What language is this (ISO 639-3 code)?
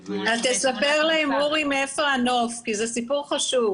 heb